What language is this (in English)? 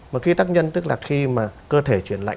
Vietnamese